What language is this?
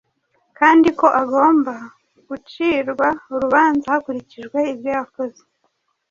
Kinyarwanda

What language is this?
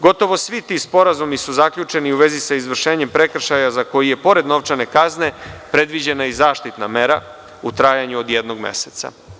Serbian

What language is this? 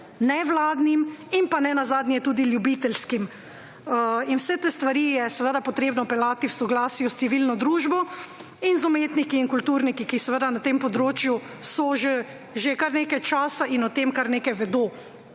Slovenian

